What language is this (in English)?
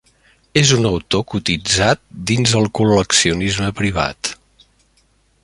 Catalan